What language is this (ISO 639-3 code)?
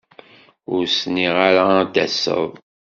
kab